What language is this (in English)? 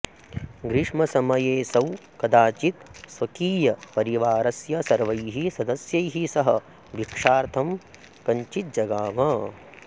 Sanskrit